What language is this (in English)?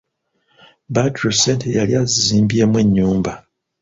Ganda